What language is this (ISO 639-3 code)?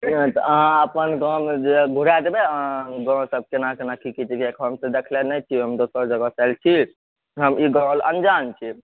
mai